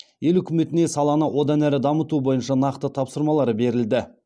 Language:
Kazakh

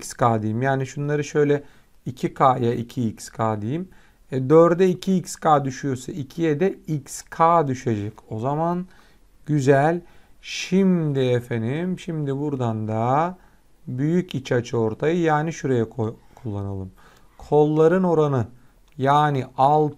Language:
Turkish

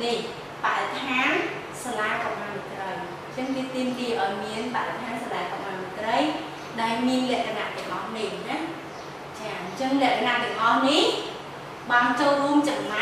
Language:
Vietnamese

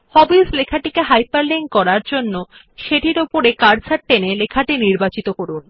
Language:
Bangla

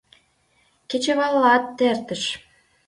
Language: Mari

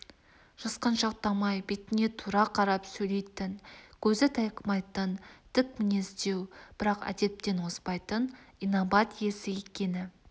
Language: Kazakh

